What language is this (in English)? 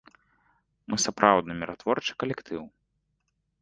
Belarusian